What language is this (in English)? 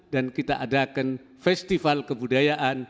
Indonesian